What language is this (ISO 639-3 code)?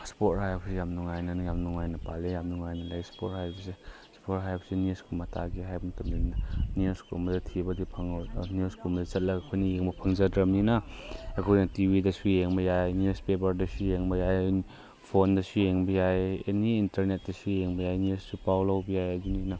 mni